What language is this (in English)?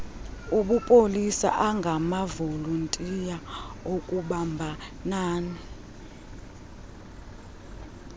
Xhosa